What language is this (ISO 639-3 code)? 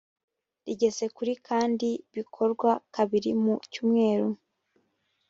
kin